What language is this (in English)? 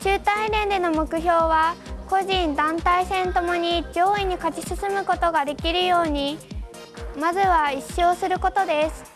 Japanese